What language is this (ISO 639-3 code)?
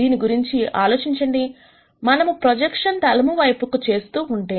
tel